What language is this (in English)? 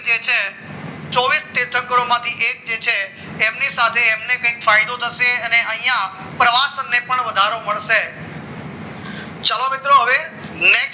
Gujarati